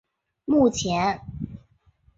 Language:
Chinese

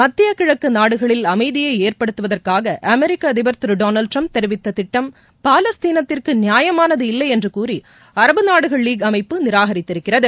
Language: Tamil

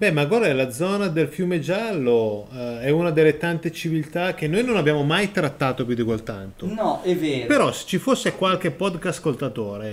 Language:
Italian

